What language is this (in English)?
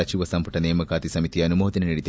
Kannada